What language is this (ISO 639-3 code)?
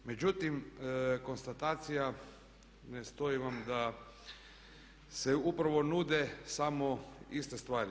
hrv